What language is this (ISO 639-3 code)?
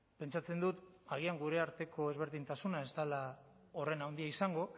eus